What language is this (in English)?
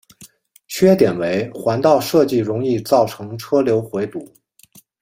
Chinese